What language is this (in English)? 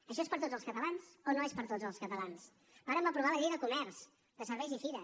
Catalan